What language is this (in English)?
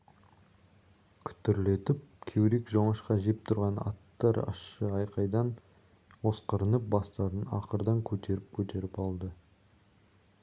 Kazakh